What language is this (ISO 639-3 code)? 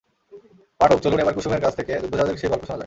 ben